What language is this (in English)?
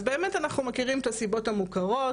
Hebrew